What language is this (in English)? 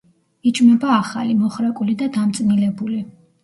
Georgian